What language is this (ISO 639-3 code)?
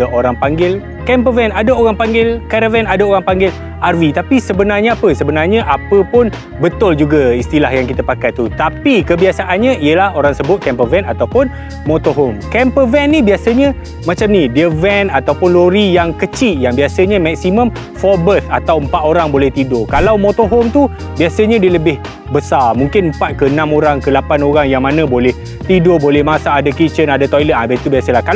msa